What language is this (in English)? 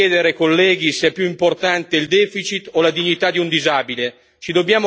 Italian